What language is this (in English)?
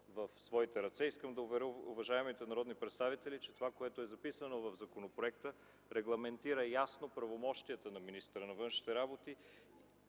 Bulgarian